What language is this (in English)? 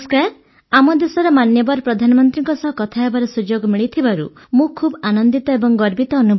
Odia